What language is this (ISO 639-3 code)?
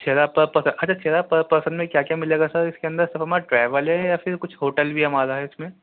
urd